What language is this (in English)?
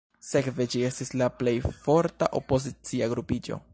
Esperanto